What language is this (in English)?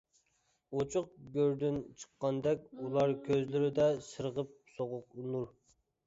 Uyghur